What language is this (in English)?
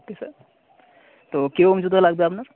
Bangla